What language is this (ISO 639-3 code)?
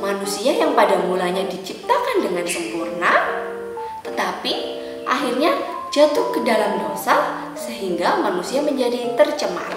ind